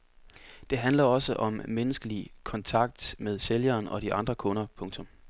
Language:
Danish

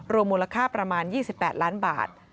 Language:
Thai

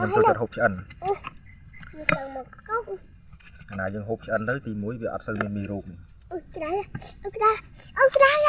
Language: Vietnamese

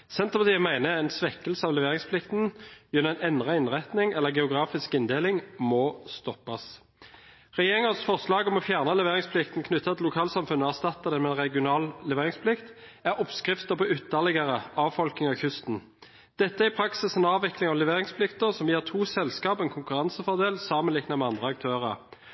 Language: Norwegian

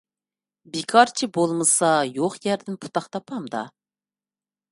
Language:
Uyghur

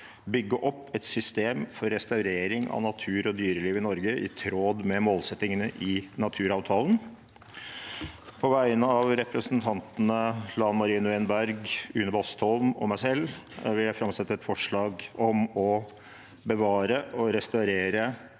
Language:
Norwegian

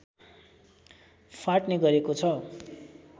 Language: Nepali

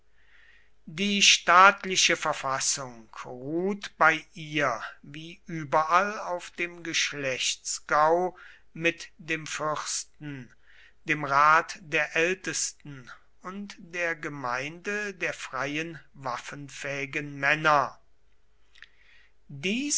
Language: German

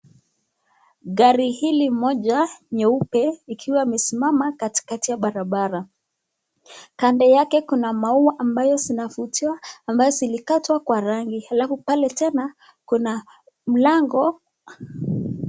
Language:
Swahili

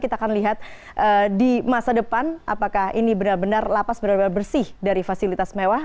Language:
Indonesian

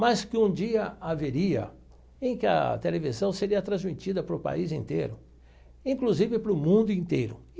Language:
Portuguese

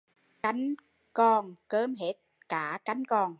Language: Vietnamese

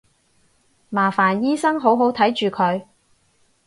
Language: Cantonese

